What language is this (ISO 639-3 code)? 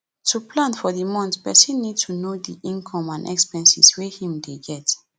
pcm